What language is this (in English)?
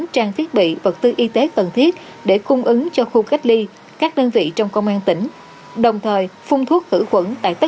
Vietnamese